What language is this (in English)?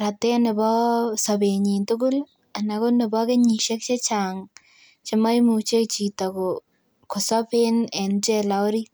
Kalenjin